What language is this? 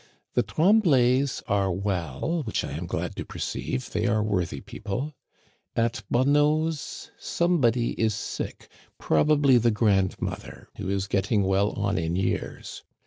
English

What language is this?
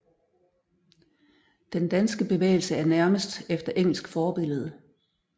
Danish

